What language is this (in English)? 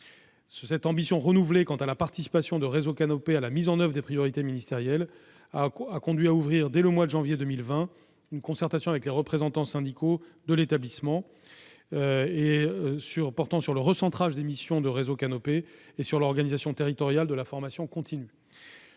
French